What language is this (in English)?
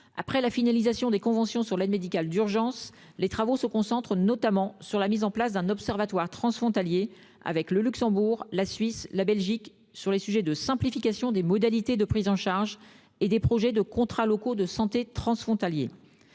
French